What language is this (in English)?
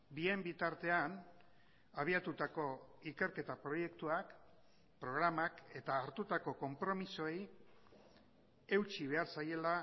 Basque